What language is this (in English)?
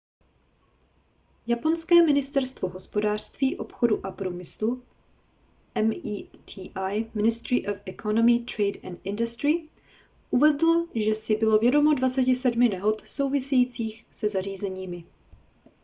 Czech